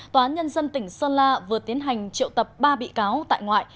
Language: Vietnamese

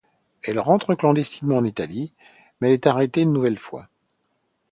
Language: French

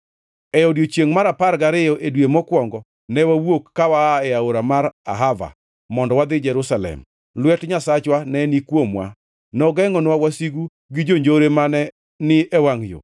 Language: Luo (Kenya and Tanzania)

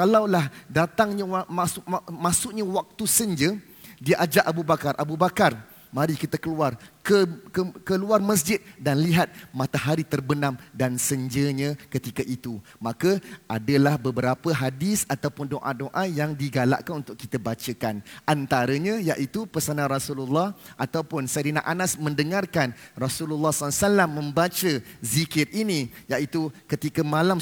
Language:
Malay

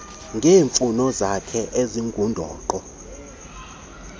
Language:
Xhosa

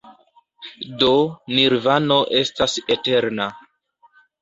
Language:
Esperanto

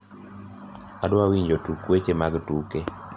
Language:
Luo (Kenya and Tanzania)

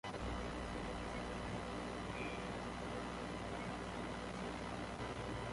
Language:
Central Kurdish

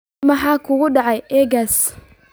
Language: Somali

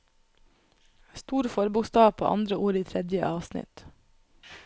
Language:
Norwegian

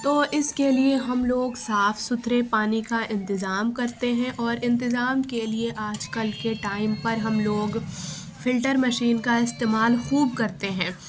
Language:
Urdu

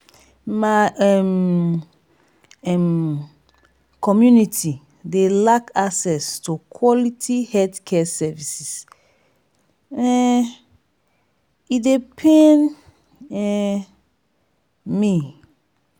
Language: Nigerian Pidgin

